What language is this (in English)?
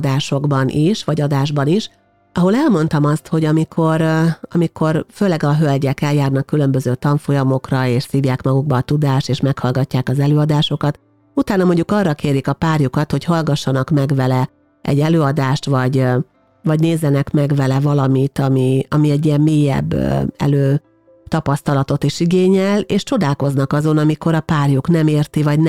Hungarian